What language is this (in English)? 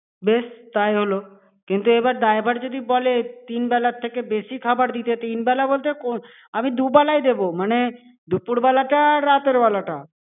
Bangla